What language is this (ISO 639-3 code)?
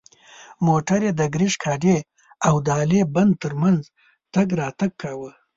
pus